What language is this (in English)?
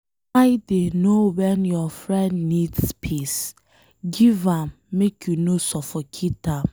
Nigerian Pidgin